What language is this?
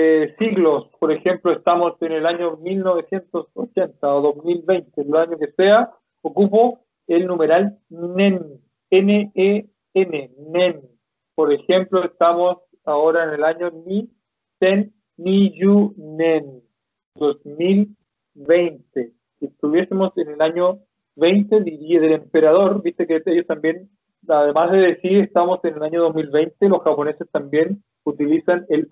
Spanish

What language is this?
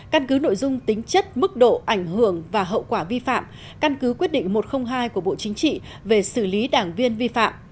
Vietnamese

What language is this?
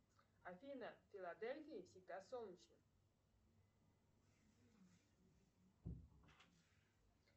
Russian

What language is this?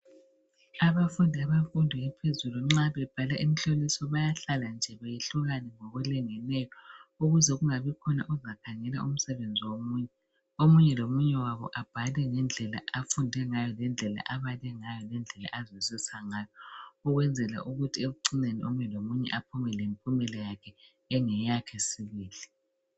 North Ndebele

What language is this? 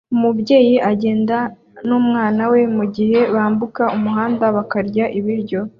Kinyarwanda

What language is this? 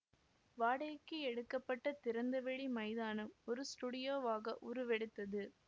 Tamil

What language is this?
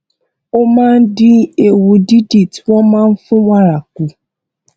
Yoruba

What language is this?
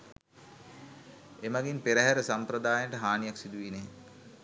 Sinhala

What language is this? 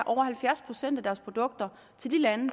Danish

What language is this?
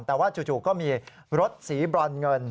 Thai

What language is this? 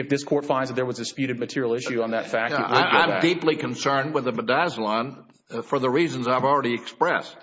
English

